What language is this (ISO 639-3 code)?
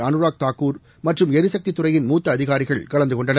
tam